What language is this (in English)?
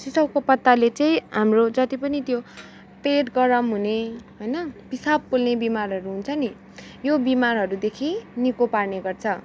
Nepali